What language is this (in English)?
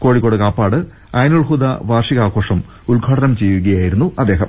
Malayalam